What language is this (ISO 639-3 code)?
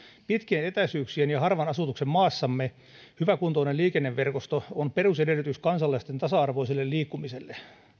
fin